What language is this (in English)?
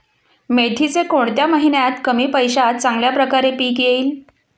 Marathi